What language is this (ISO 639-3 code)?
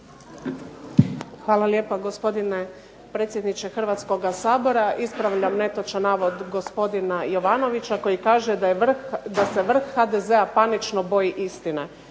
hrv